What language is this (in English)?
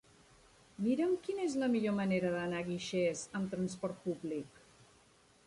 Catalan